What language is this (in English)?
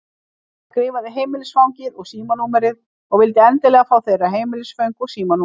Icelandic